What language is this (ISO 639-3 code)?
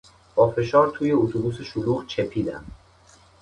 fas